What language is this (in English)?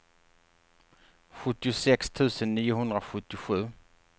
Swedish